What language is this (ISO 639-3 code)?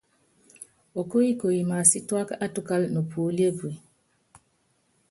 yav